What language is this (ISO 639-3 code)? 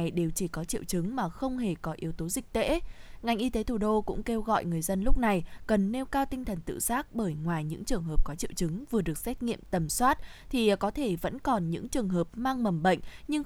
vie